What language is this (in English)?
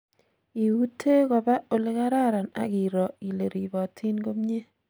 Kalenjin